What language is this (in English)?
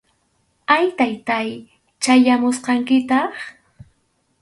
Arequipa-La Unión Quechua